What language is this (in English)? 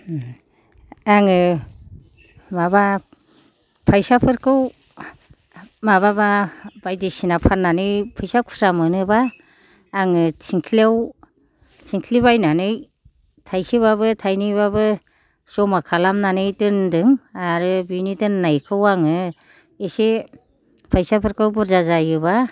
Bodo